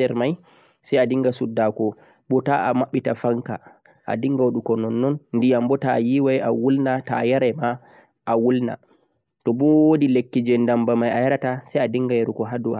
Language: Central-Eastern Niger Fulfulde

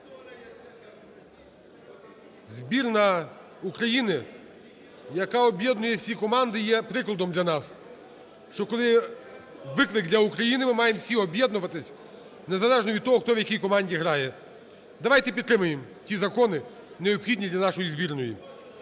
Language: Ukrainian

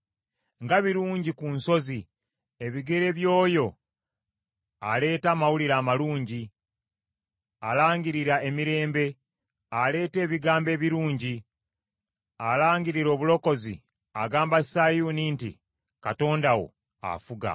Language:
Ganda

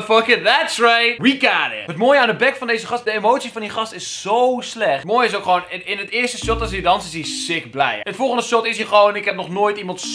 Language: Dutch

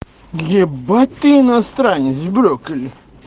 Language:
Russian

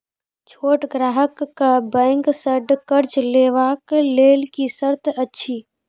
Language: Maithili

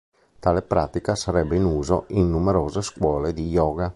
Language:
Italian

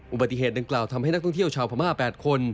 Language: Thai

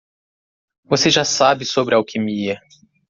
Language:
Portuguese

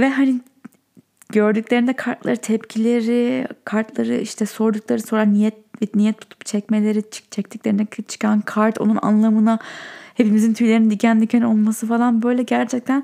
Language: Turkish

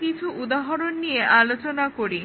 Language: Bangla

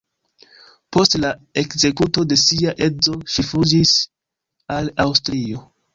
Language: Esperanto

